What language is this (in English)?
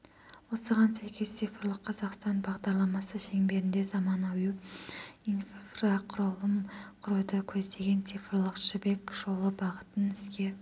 Kazakh